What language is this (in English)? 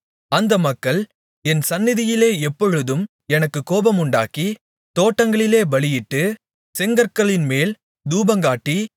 Tamil